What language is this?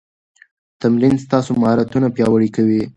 Pashto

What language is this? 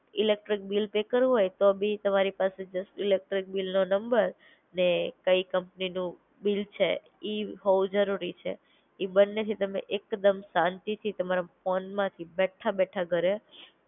Gujarati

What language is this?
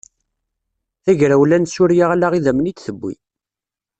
Kabyle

